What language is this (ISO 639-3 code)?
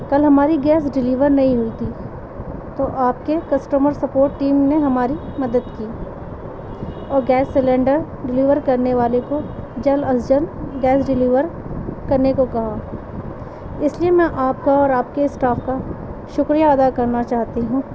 urd